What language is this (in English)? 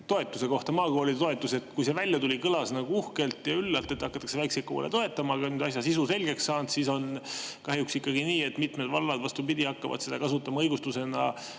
Estonian